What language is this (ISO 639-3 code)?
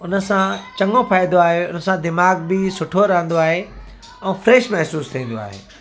snd